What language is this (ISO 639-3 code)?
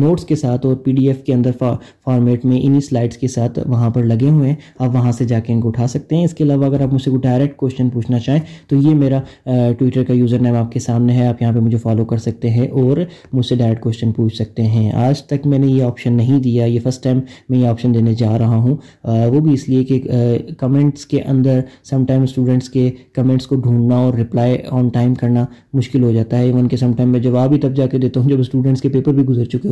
urd